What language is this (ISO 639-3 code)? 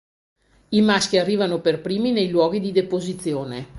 ita